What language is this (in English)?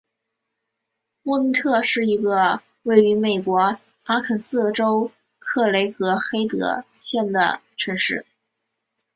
Chinese